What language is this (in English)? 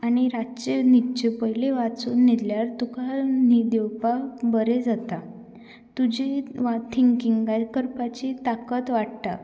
Konkani